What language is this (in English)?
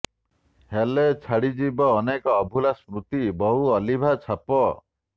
Odia